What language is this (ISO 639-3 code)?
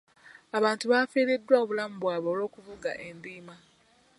lug